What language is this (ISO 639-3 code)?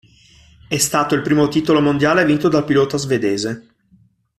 ita